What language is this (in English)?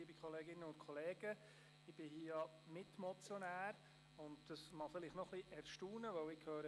Swiss German